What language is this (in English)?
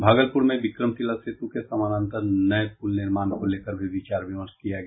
Hindi